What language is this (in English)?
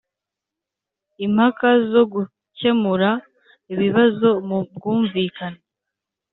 Kinyarwanda